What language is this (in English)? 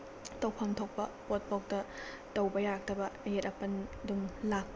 Manipuri